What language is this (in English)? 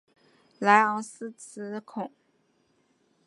Chinese